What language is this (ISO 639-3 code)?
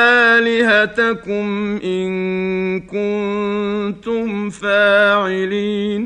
ara